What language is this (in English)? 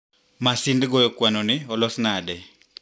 Luo (Kenya and Tanzania)